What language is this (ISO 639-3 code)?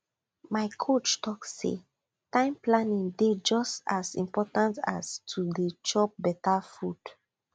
pcm